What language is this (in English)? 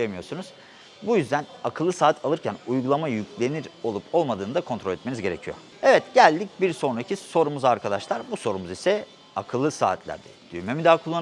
Turkish